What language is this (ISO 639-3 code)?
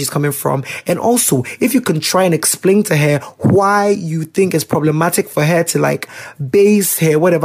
eng